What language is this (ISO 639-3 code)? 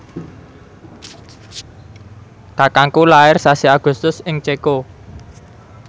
jav